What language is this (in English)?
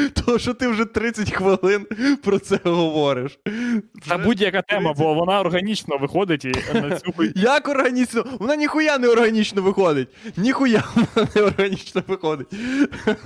Ukrainian